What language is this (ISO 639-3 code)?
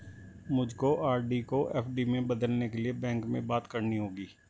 hin